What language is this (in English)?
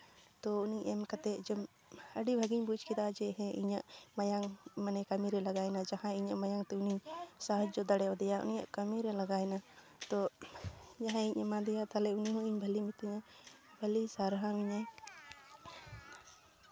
Santali